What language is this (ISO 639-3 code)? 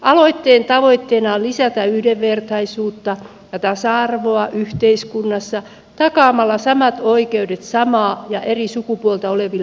fin